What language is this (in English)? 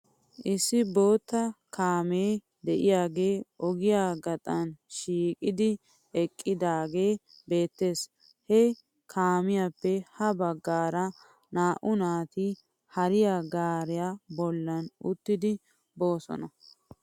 Wolaytta